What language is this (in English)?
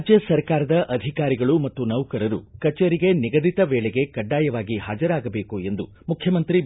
Kannada